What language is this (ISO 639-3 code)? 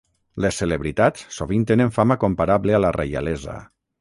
cat